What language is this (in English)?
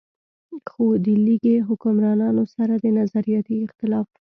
Pashto